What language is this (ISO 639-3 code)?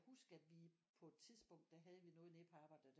dan